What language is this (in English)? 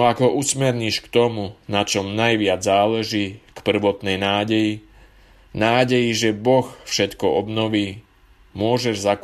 Slovak